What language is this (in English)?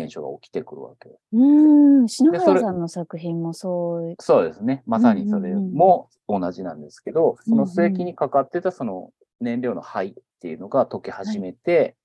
Japanese